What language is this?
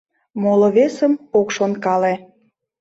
Mari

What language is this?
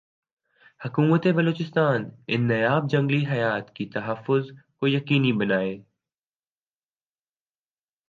Urdu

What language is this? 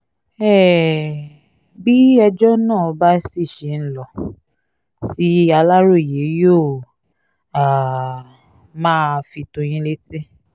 Yoruba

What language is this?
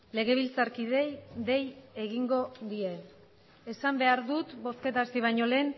Basque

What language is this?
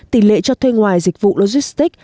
Vietnamese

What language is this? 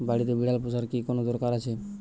Bangla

